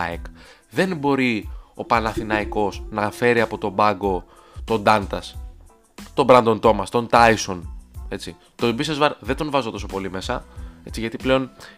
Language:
Greek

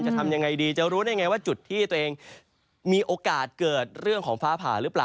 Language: Thai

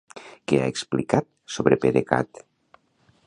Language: Catalan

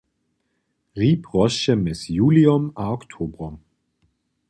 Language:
Upper Sorbian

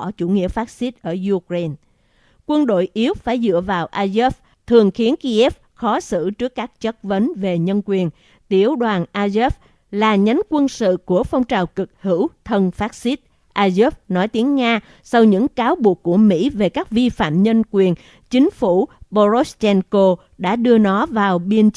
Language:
Vietnamese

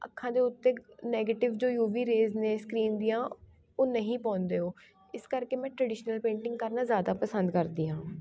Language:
Punjabi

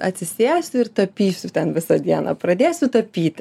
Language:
Lithuanian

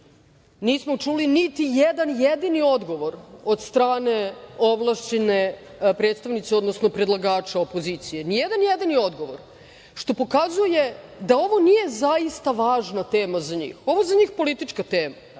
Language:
Serbian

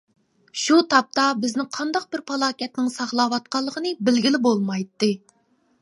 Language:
Uyghur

